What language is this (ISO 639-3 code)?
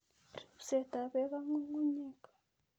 kln